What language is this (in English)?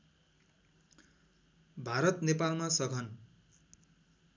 Nepali